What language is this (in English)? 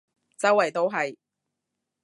Cantonese